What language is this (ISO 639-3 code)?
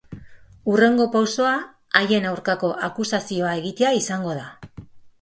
eus